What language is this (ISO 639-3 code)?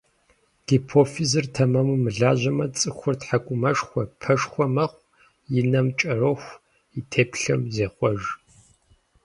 kbd